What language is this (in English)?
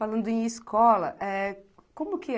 Portuguese